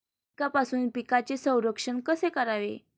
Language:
Marathi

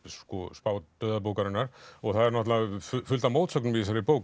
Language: Icelandic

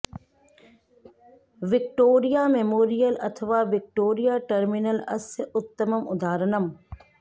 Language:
Sanskrit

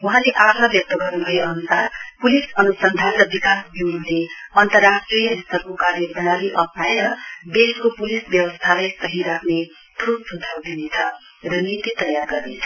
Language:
Nepali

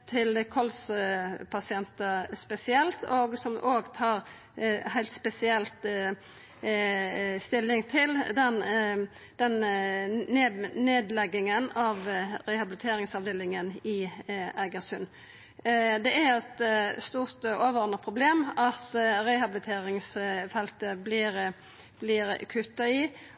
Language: Norwegian Nynorsk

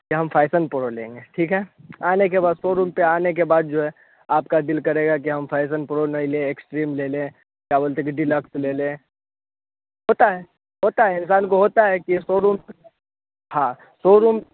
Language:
Hindi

